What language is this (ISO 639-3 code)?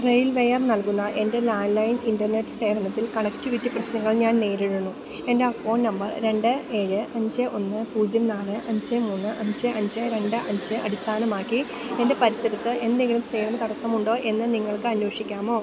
mal